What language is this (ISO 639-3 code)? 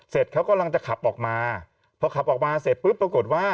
tha